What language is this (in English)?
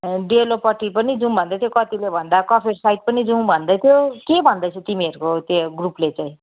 Nepali